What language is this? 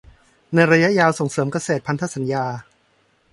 Thai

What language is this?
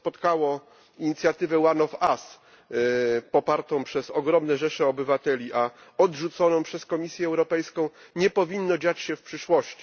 Polish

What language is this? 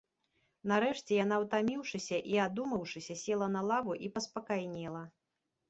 Belarusian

